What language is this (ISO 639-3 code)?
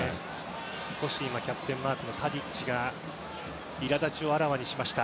jpn